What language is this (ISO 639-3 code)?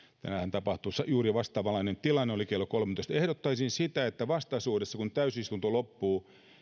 fin